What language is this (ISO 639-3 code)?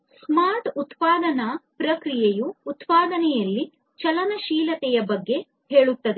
kan